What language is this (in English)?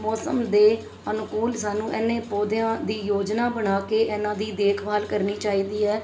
Punjabi